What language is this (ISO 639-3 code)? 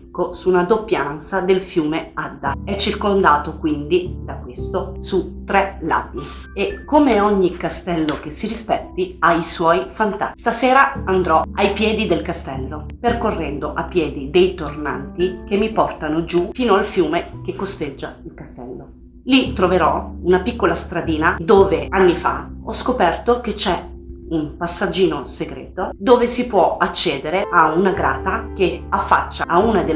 ita